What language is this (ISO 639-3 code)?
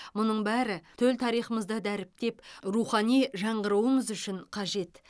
kaz